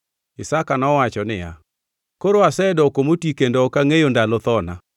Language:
Luo (Kenya and Tanzania)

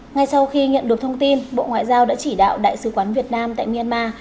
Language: Vietnamese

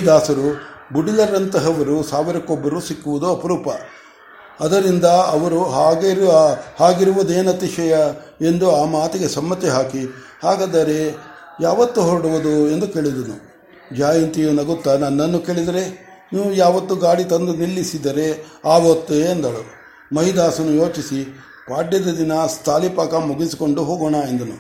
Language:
Kannada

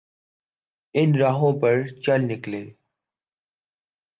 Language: Urdu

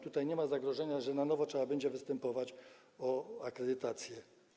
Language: Polish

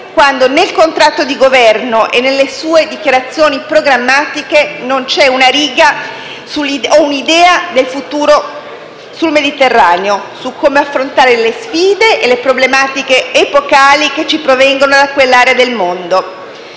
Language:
Italian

